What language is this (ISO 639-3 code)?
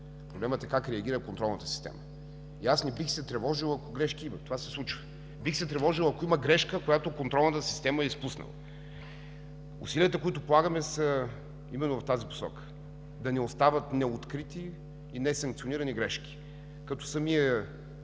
bul